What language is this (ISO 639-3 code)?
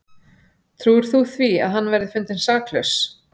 isl